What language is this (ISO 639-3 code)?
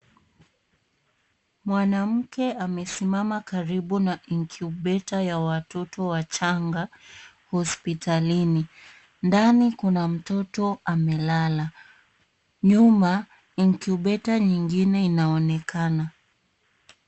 swa